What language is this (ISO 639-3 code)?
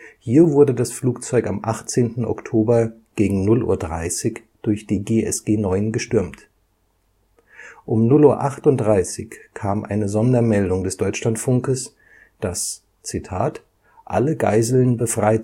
deu